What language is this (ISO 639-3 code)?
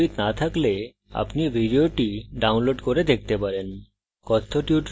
ben